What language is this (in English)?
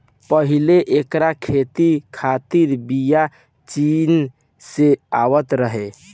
Bhojpuri